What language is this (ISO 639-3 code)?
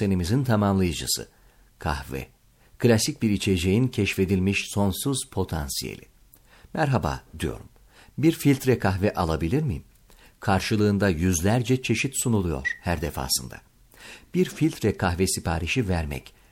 tur